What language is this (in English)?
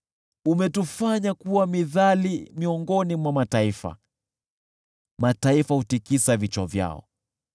Swahili